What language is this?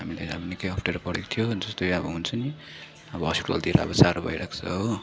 Nepali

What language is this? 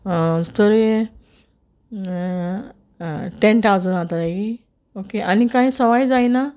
Konkani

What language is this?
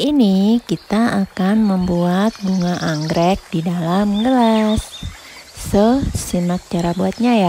Indonesian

